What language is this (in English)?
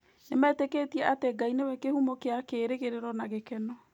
Kikuyu